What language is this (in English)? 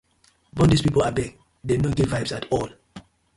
Nigerian Pidgin